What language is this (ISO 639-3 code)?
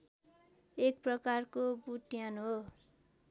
nep